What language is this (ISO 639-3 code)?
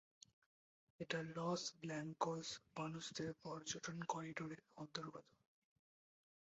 ben